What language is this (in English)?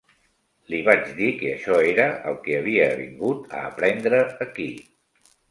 Catalan